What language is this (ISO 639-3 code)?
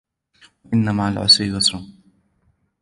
ara